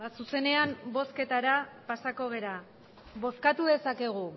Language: Basque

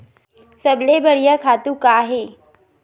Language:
Chhattisgarhi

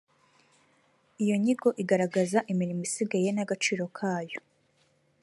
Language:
Kinyarwanda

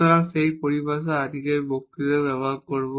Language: Bangla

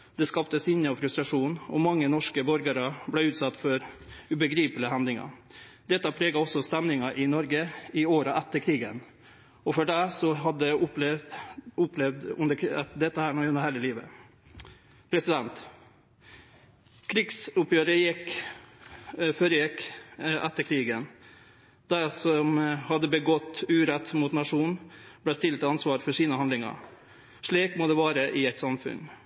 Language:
Norwegian Nynorsk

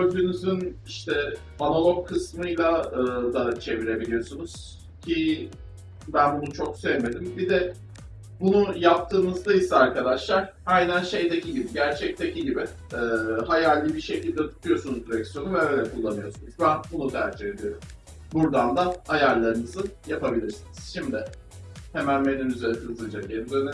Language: Turkish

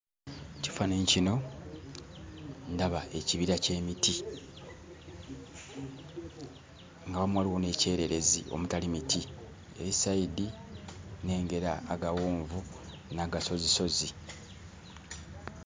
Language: Ganda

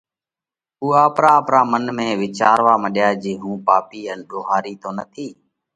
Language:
Parkari Koli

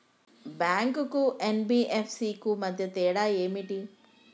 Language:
Telugu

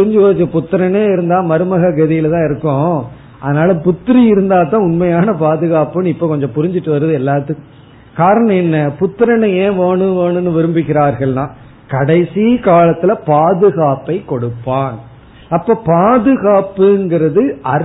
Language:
Tamil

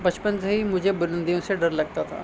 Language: Urdu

